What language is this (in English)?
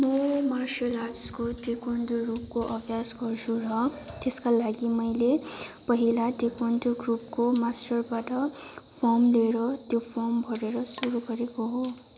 Nepali